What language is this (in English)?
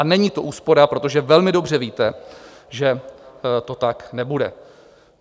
Czech